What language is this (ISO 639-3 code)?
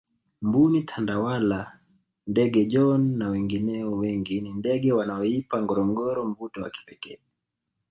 swa